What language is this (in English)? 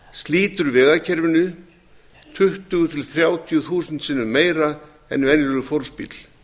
Icelandic